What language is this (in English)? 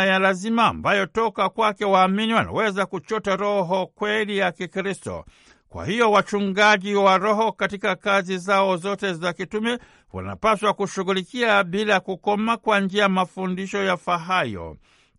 Swahili